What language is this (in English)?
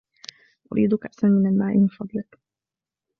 Arabic